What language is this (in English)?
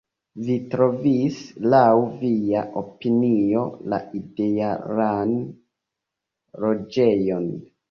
Esperanto